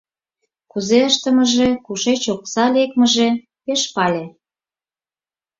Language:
Mari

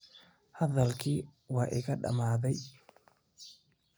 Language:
Somali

